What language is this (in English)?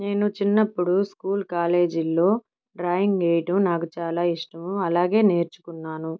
Telugu